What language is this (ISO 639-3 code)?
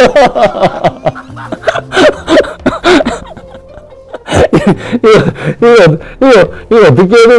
kor